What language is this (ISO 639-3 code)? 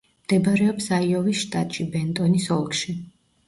kat